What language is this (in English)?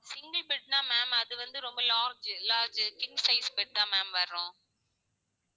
Tamil